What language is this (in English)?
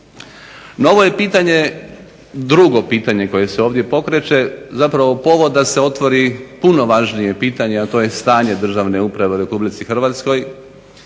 Croatian